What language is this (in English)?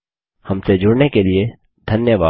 Hindi